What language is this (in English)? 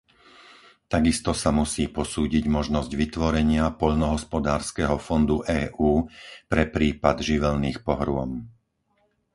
Slovak